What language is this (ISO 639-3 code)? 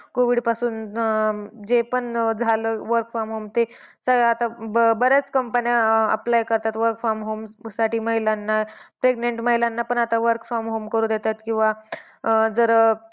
mar